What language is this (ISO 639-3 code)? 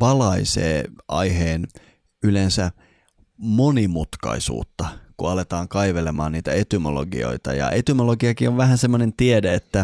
fin